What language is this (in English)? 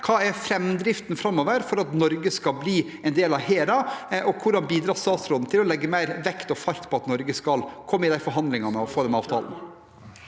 Norwegian